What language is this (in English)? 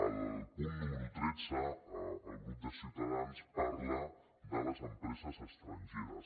Catalan